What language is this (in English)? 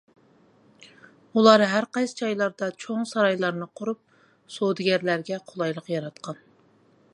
Uyghur